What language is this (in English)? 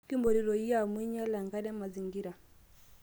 Masai